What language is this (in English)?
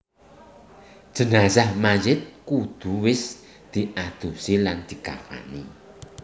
Javanese